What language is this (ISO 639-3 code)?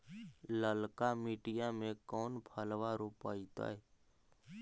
mag